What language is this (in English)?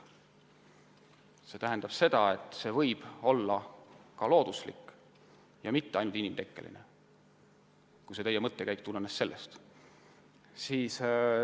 Estonian